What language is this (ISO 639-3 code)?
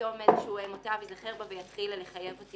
heb